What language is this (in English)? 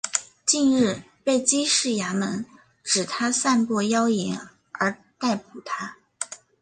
Chinese